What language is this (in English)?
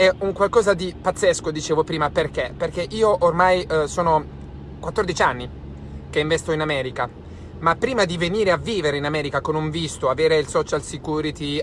Italian